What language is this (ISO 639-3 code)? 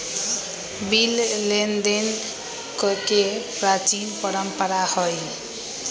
mag